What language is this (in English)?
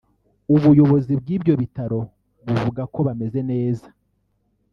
Kinyarwanda